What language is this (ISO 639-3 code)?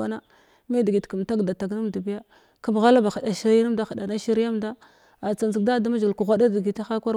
glw